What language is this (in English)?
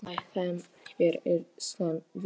Icelandic